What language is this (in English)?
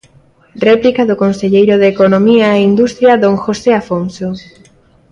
Galician